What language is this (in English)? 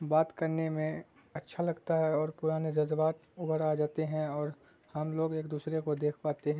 Urdu